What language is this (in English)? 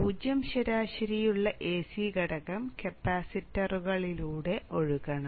Malayalam